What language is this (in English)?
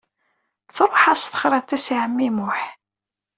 Kabyle